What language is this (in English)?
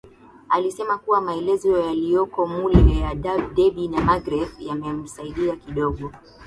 Swahili